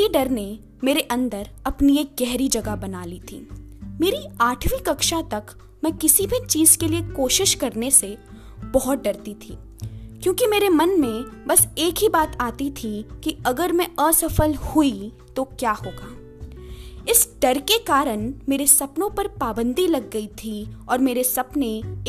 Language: Hindi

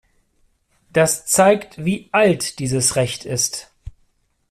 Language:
German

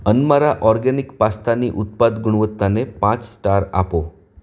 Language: Gujarati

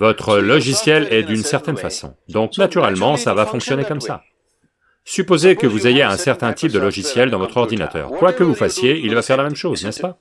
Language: French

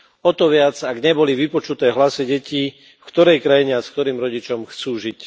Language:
Slovak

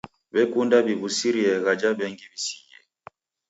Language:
Taita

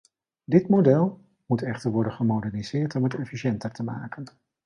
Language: Dutch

